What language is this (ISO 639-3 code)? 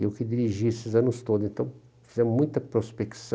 por